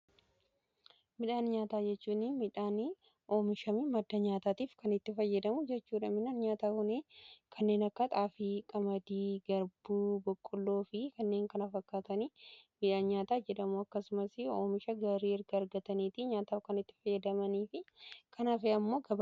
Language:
Oromo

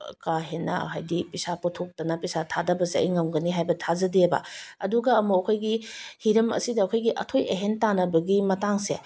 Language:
Manipuri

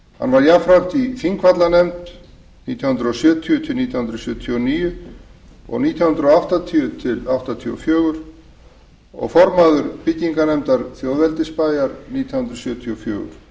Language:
Icelandic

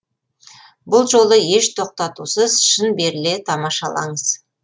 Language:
Kazakh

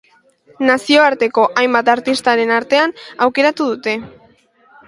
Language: Basque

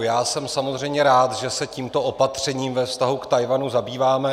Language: Czech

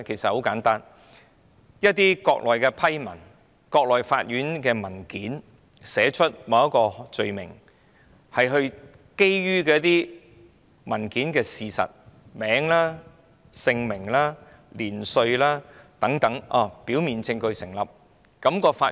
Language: Cantonese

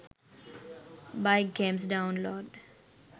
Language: Sinhala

